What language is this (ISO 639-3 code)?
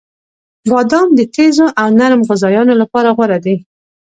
pus